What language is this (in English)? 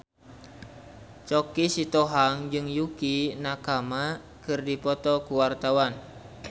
Sundanese